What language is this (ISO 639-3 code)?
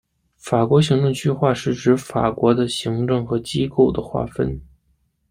zho